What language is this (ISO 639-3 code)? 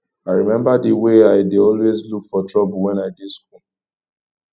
pcm